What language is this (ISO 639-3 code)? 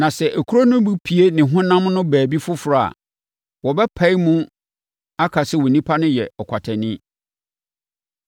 aka